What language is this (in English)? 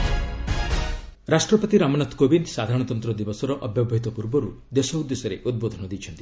Odia